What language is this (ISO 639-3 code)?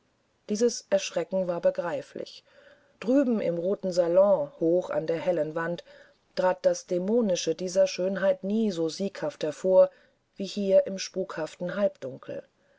deu